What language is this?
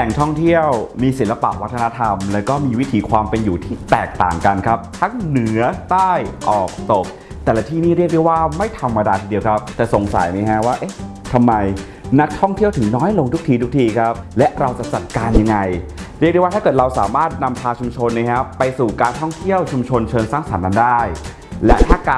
Thai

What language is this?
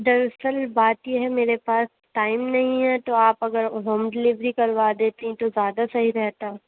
Urdu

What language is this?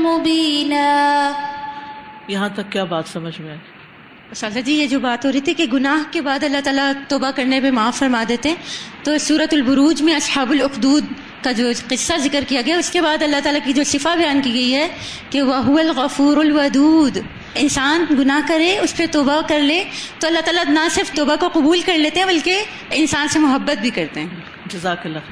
Urdu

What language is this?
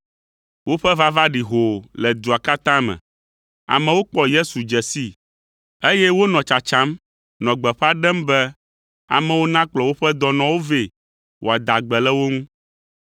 Ewe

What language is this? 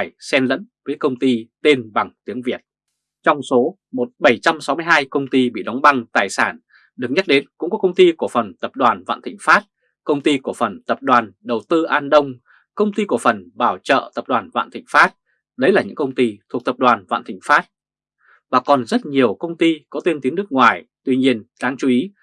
Vietnamese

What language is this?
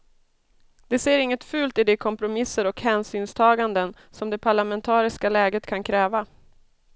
Swedish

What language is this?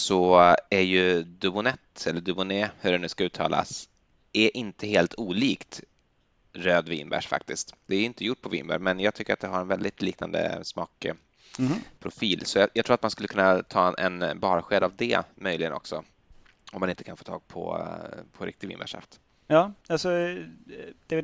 Swedish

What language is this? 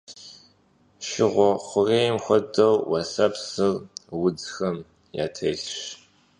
Kabardian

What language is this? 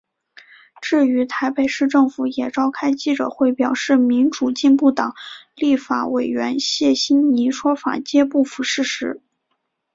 Chinese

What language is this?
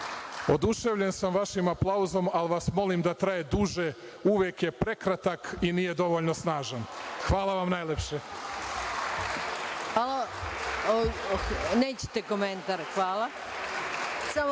Serbian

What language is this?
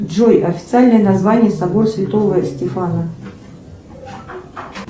Russian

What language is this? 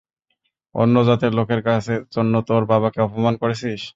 Bangla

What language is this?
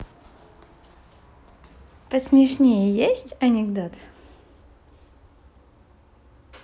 Russian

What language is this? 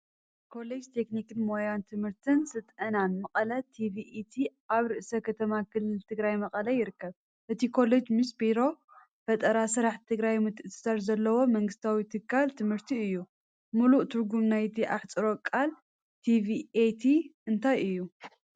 Tigrinya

